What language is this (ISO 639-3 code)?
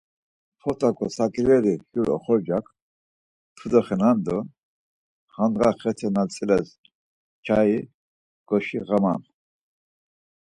lzz